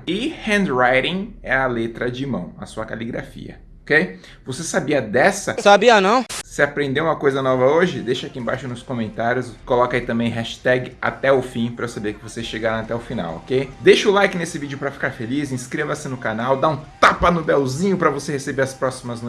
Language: Portuguese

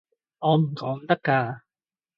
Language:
Cantonese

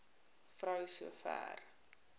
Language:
Afrikaans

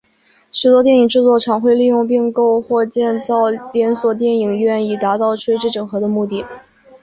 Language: Chinese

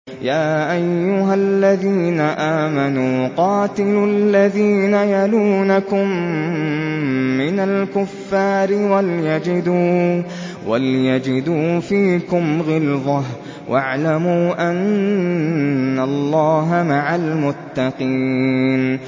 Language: Arabic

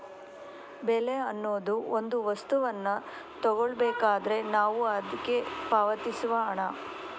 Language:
Kannada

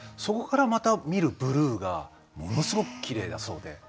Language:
Japanese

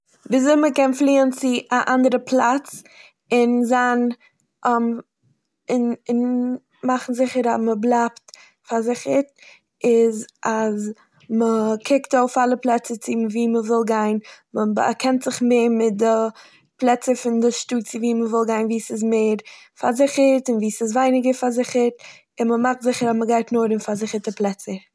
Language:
Yiddish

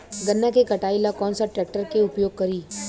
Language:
Bhojpuri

